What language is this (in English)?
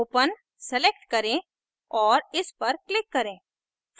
Hindi